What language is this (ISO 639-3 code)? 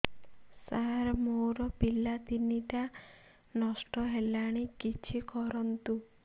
ori